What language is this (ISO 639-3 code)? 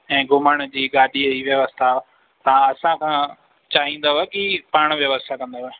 snd